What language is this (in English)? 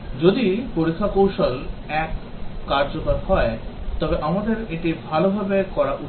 Bangla